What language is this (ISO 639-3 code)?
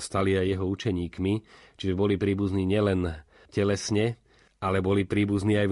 slk